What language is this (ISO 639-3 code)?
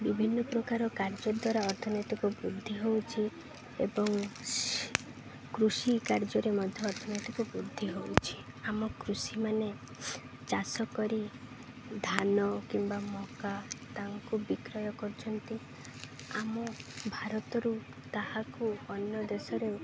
ori